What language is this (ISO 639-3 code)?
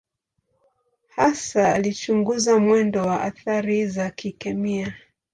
swa